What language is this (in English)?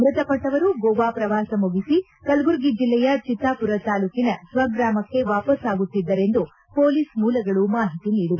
Kannada